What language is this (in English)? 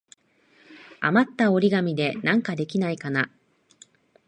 Japanese